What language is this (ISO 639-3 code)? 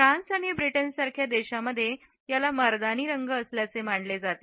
mar